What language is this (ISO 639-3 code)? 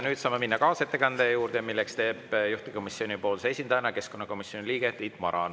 est